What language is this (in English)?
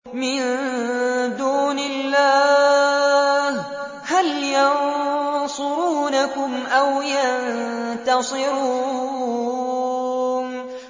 Arabic